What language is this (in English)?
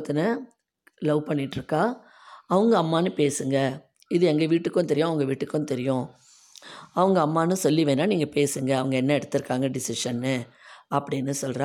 Tamil